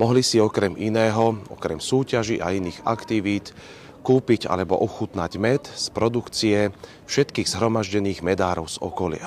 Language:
Slovak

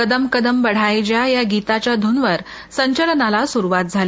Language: Marathi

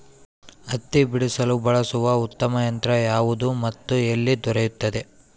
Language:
Kannada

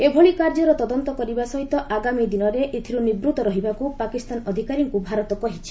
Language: Odia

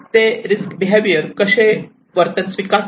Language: Marathi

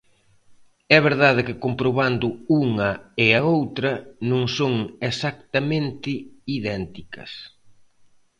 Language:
Galician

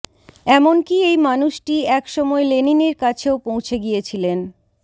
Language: Bangla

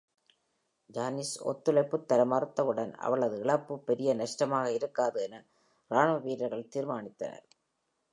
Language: Tamil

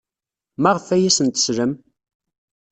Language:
Kabyle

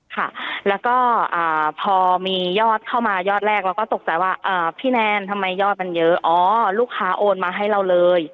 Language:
Thai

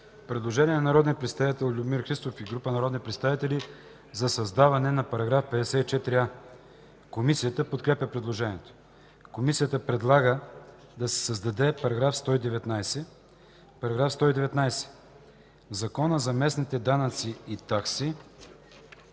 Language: Bulgarian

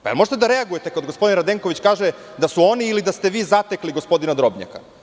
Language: Serbian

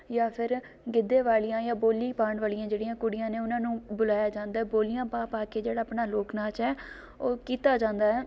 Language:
Punjabi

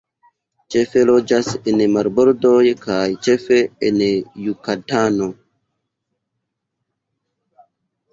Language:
Esperanto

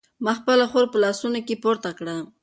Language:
Pashto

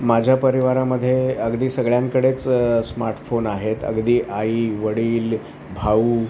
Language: Marathi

